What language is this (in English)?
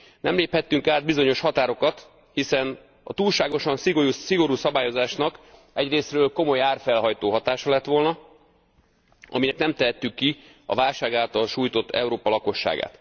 Hungarian